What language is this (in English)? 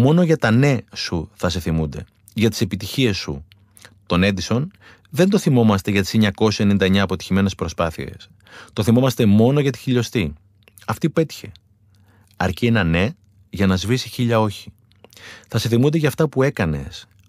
Greek